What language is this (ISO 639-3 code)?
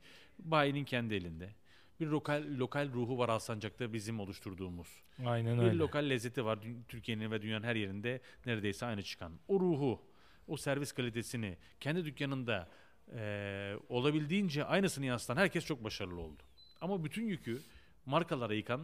tur